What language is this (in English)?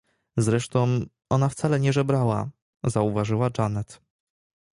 Polish